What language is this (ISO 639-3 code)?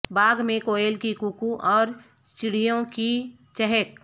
urd